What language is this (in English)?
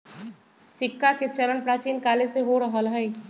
Magahi